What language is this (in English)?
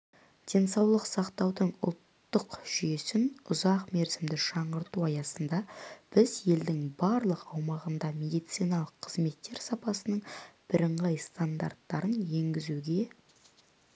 Kazakh